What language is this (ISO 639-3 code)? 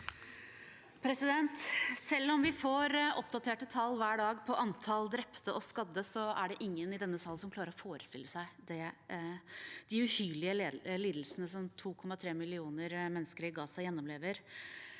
nor